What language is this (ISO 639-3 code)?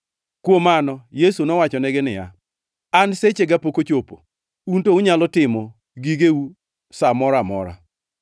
luo